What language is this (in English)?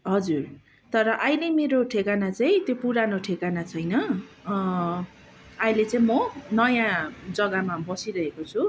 Nepali